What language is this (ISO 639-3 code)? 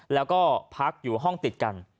tha